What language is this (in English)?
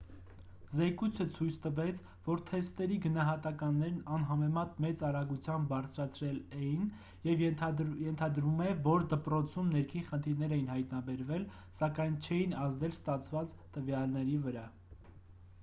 Armenian